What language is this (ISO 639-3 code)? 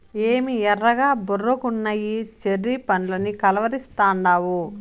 tel